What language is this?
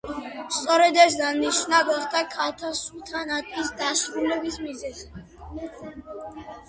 Georgian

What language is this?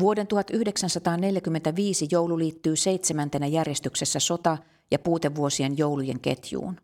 Finnish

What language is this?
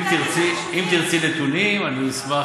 Hebrew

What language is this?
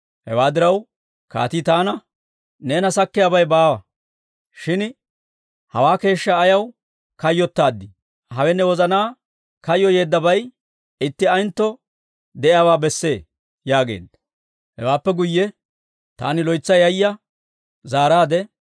Dawro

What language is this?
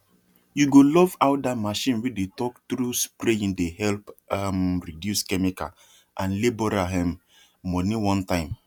Nigerian Pidgin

